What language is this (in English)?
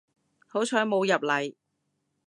Cantonese